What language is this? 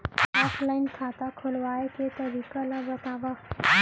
Chhattisgarhi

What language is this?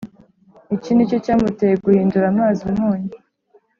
Kinyarwanda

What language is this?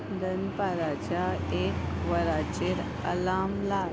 Konkani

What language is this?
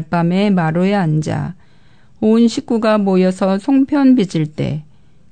Korean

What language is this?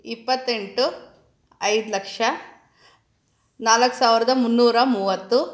Kannada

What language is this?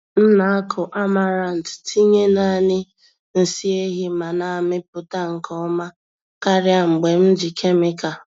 Igbo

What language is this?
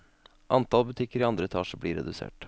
Norwegian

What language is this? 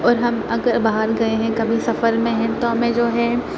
Urdu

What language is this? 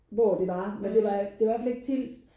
Danish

